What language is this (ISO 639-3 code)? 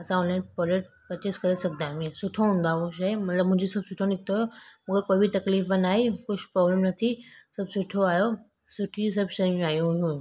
snd